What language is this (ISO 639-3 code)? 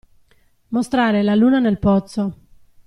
ita